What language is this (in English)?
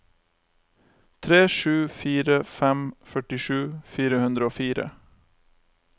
Norwegian